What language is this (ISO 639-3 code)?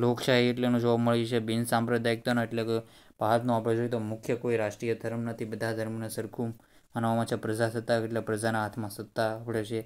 guj